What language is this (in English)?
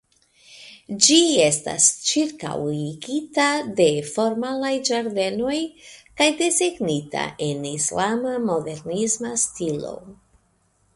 Esperanto